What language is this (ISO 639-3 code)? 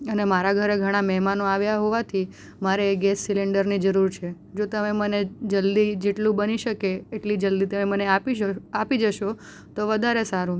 guj